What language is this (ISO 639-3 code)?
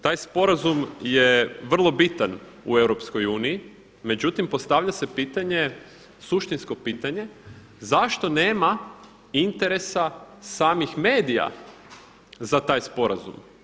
hrv